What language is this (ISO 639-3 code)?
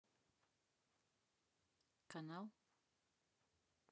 rus